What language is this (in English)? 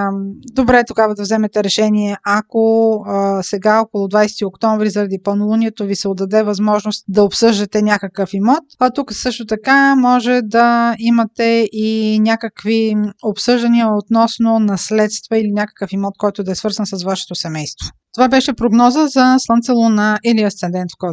Bulgarian